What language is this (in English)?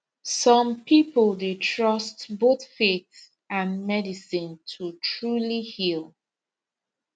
Nigerian Pidgin